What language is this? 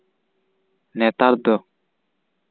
Santali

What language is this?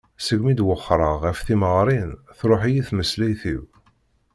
Kabyle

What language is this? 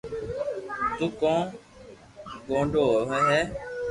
Loarki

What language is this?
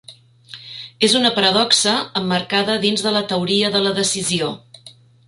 Catalan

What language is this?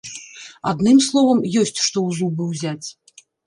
Belarusian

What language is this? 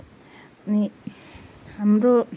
Nepali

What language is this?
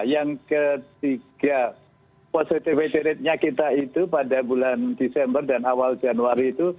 Indonesian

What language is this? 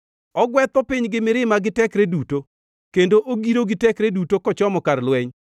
Luo (Kenya and Tanzania)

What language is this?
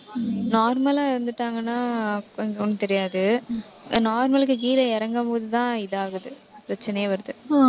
Tamil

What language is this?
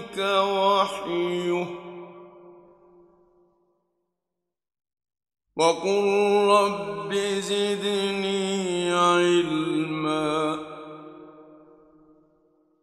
Arabic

